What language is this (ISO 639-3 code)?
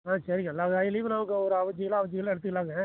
tam